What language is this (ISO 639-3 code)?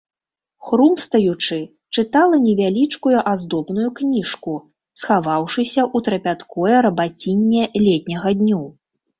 bel